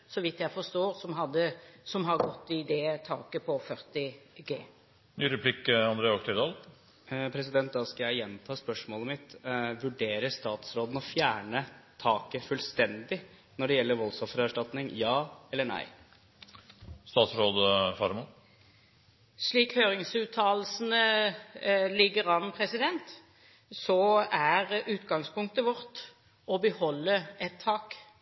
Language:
Norwegian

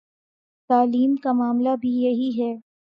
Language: Urdu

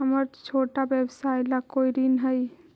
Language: Magahi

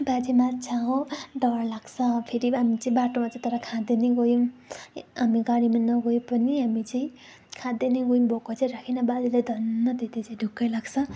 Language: Nepali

